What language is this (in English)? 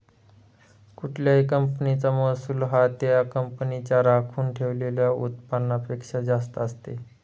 Marathi